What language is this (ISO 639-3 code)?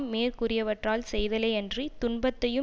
tam